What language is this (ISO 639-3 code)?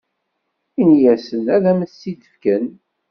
kab